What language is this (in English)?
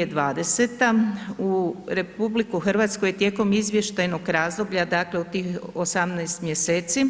Croatian